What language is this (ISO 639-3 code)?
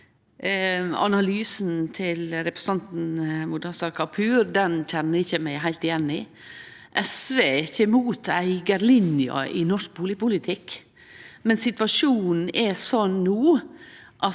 nor